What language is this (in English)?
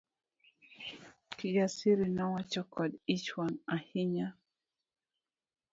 Luo (Kenya and Tanzania)